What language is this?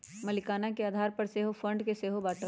Magahi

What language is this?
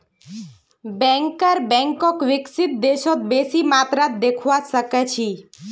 Magahi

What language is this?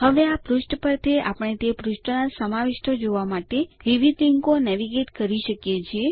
Gujarati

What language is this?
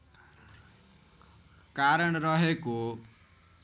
Nepali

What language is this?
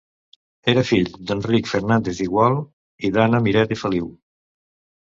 Catalan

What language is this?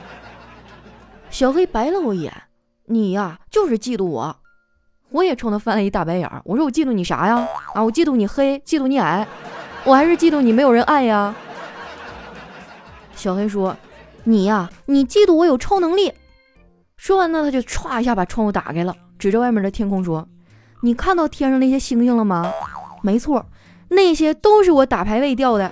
Chinese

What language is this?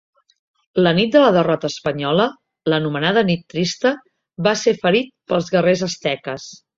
Catalan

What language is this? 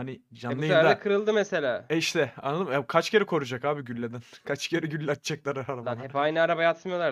Turkish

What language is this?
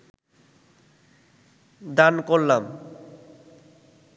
Bangla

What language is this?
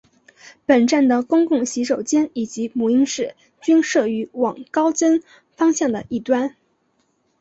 Chinese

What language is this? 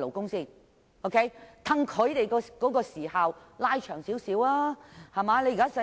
Cantonese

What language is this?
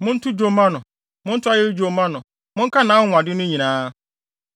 Akan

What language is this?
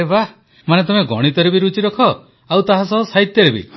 Odia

